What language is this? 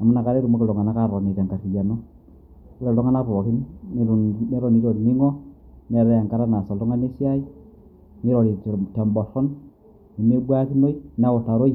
Masai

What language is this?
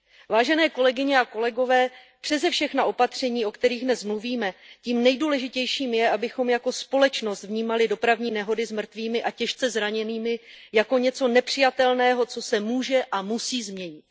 Czech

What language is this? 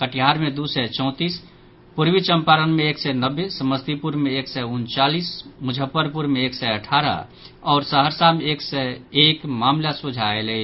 Maithili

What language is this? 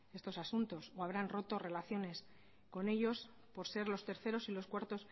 Spanish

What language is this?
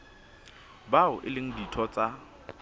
Southern Sotho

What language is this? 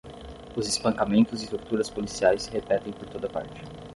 Portuguese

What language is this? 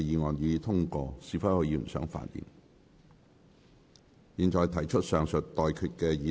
Cantonese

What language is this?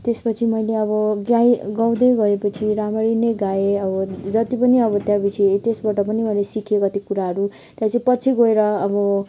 Nepali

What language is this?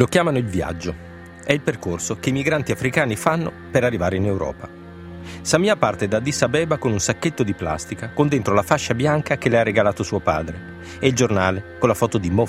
Italian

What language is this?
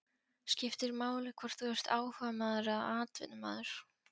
Icelandic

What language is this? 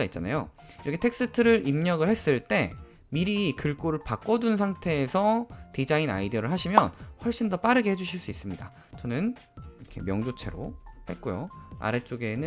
Korean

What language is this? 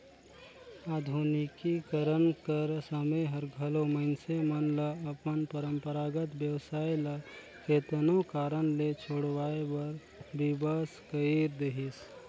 Chhattisgarhi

